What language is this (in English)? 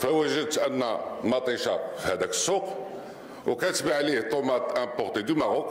Arabic